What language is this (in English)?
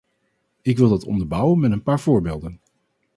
Dutch